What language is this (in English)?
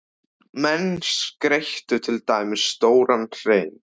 Icelandic